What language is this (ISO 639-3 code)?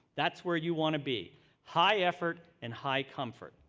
eng